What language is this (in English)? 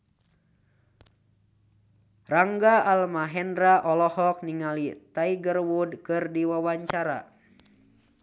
Sundanese